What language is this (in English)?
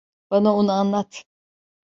Turkish